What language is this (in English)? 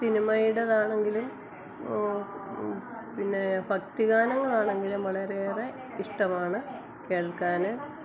Malayalam